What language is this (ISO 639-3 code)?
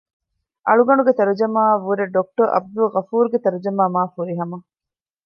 div